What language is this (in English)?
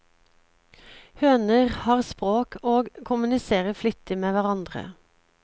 Norwegian